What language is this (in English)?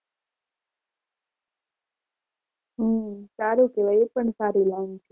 Gujarati